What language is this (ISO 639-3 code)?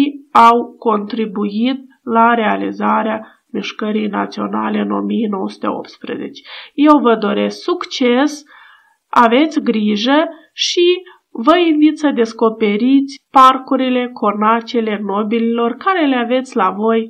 ron